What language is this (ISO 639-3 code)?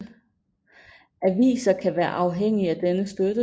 dan